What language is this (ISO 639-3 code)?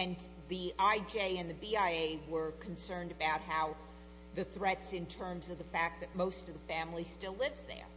eng